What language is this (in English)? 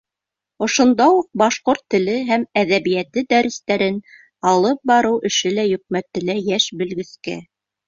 Bashkir